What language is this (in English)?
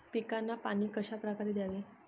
Marathi